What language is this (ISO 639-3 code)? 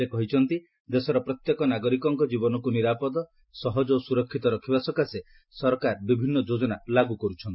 ori